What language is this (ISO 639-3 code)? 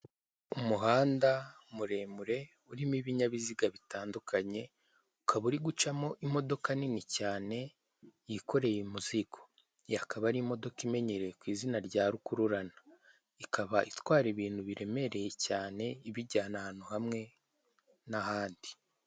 kin